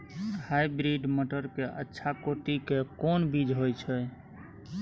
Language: Maithili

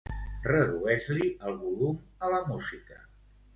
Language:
Catalan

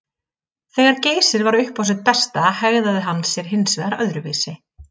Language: Icelandic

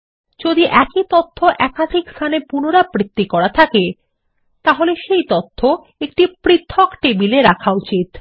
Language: Bangla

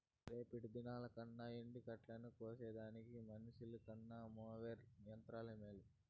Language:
Telugu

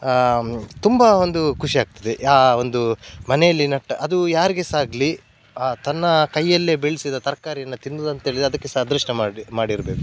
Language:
Kannada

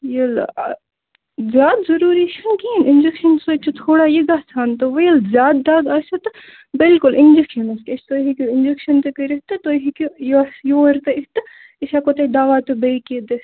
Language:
Kashmiri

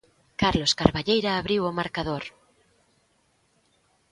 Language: Galician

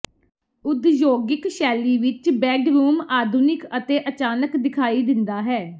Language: Punjabi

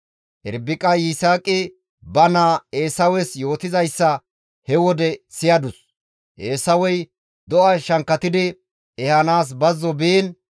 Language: Gamo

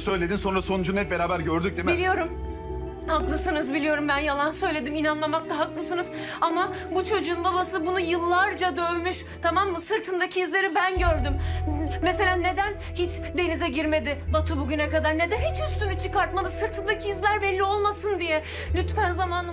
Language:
Turkish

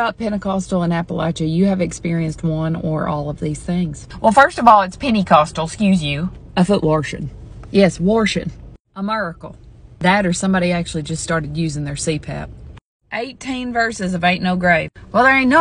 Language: English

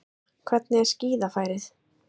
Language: Icelandic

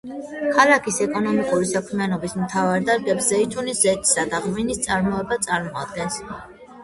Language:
Georgian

